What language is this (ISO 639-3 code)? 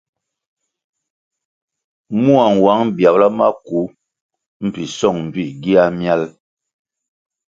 nmg